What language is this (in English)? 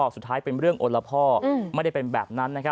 Thai